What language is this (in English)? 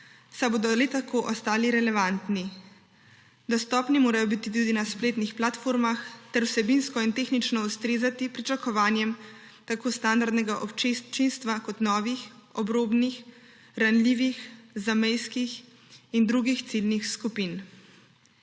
Slovenian